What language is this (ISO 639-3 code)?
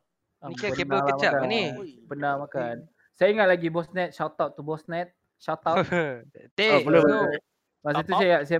msa